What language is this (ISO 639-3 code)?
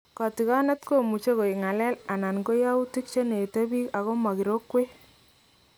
kln